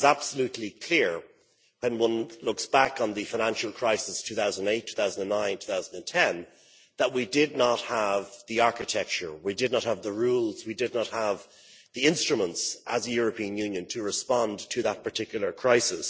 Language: English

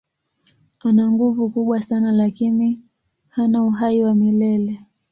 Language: Swahili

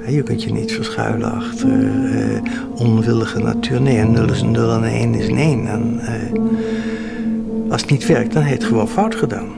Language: Dutch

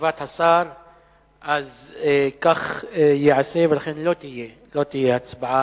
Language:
Hebrew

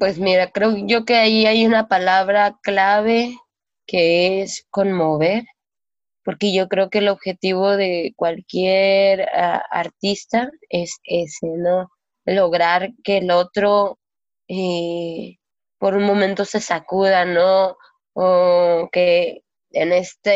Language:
Spanish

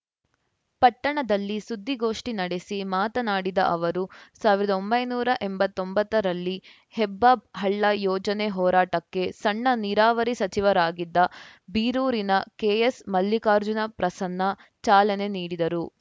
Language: Kannada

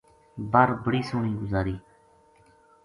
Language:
Gujari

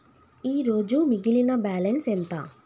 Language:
Telugu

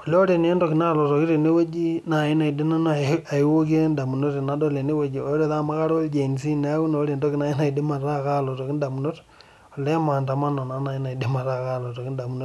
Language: Masai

